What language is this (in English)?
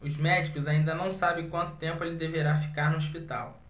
Portuguese